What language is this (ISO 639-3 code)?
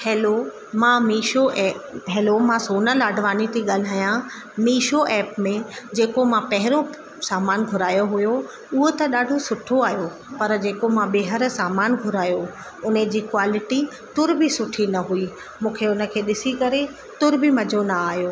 snd